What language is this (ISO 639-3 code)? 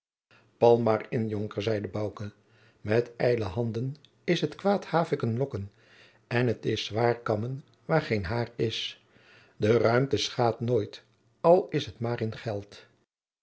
nld